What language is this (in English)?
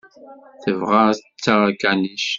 Kabyle